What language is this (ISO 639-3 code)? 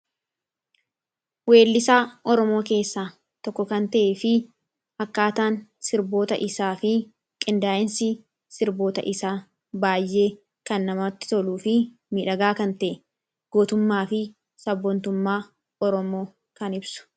orm